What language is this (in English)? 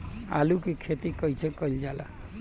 Bhojpuri